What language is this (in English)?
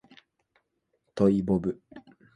Japanese